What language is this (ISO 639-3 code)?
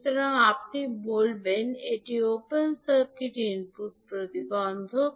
ben